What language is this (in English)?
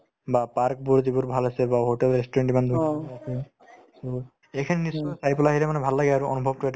Assamese